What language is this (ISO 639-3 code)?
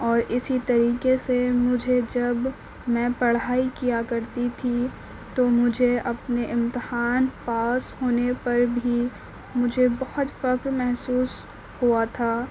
urd